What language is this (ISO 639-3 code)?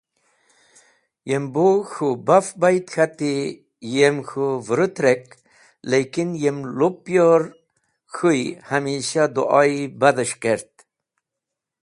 wbl